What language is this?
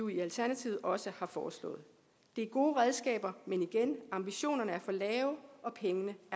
Danish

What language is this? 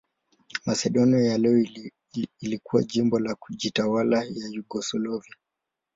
Swahili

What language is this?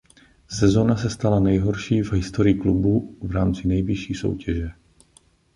Czech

